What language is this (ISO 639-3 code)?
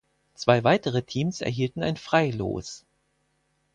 deu